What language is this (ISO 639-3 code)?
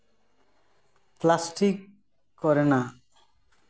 sat